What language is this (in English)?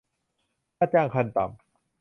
Thai